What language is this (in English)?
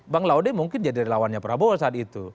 Indonesian